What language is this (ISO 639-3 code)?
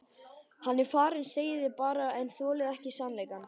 isl